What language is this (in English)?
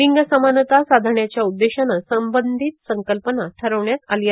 Marathi